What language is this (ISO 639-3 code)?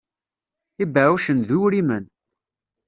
kab